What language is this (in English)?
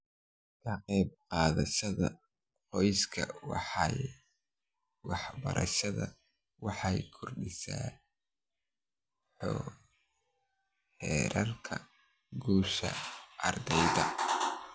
Somali